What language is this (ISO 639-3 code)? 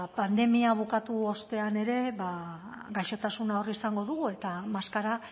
eus